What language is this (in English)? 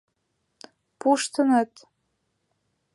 Mari